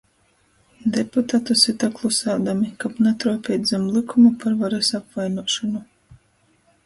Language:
Latgalian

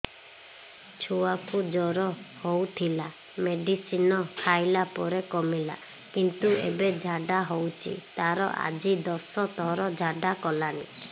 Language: Odia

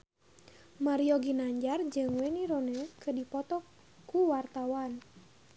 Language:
Sundanese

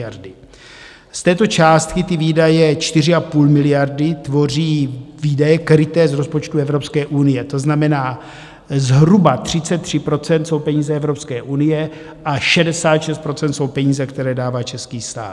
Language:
Czech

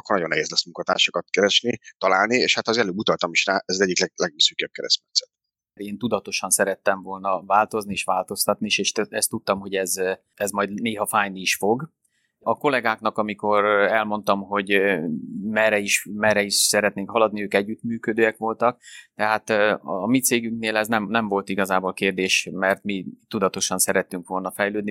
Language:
Hungarian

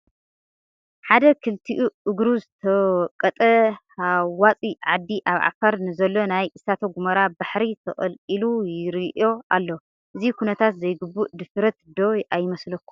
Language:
Tigrinya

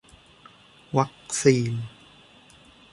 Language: Thai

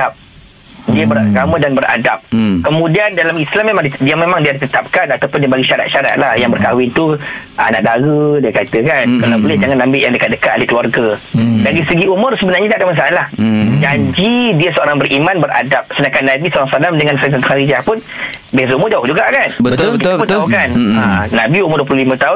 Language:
Malay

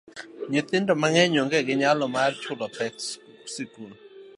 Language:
Luo (Kenya and Tanzania)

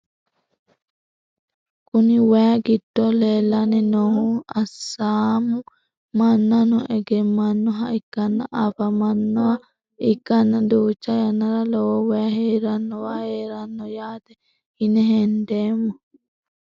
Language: Sidamo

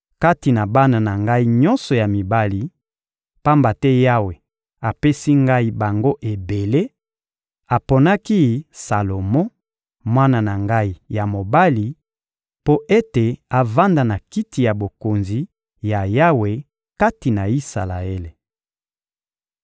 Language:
Lingala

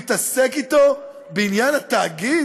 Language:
Hebrew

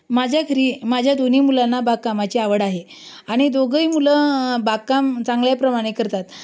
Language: Marathi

